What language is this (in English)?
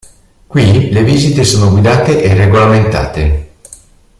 Italian